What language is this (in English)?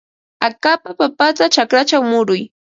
Ambo-Pasco Quechua